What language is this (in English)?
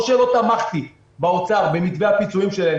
Hebrew